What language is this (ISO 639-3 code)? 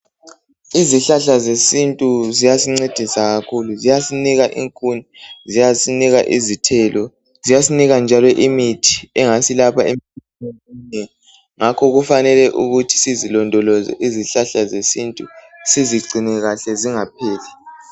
nde